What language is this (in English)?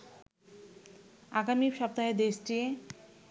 Bangla